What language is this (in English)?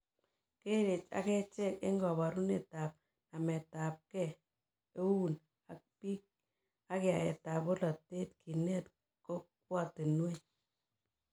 Kalenjin